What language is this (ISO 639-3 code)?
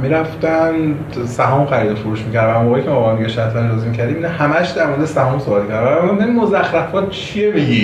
fas